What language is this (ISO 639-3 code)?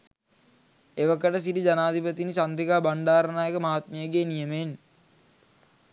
sin